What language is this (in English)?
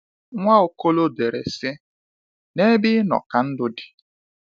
Igbo